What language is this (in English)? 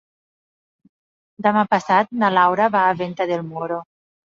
Catalan